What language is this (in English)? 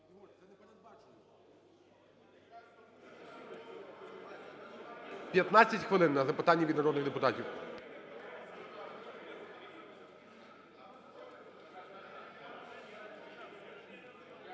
Ukrainian